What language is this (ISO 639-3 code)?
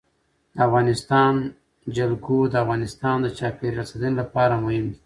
pus